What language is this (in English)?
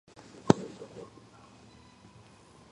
Georgian